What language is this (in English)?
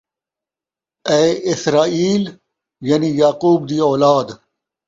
Saraiki